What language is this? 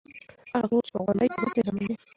Pashto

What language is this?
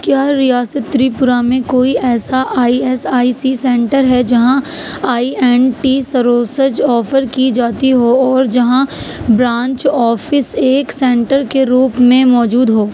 Urdu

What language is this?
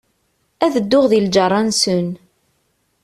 Kabyle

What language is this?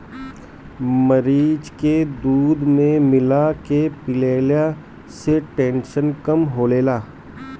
Bhojpuri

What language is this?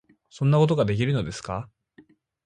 Japanese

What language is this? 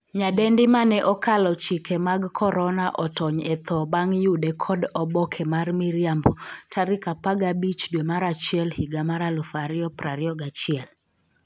Luo (Kenya and Tanzania)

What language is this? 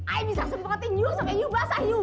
Indonesian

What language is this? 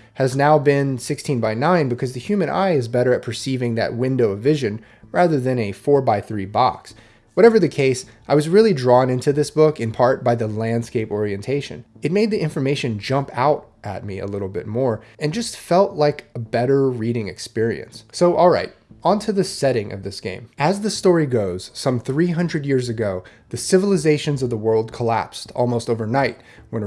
English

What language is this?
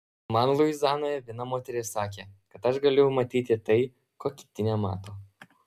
Lithuanian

